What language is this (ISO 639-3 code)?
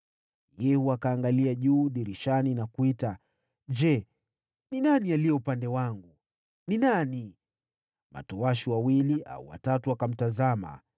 swa